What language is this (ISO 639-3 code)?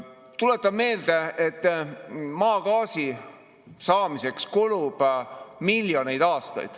est